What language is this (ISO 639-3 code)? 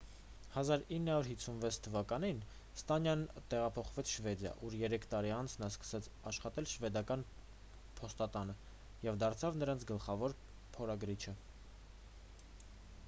hye